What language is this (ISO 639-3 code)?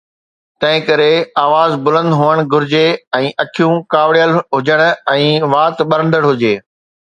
snd